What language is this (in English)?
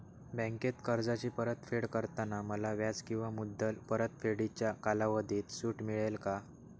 Marathi